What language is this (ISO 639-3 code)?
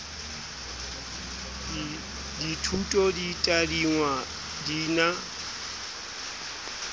sot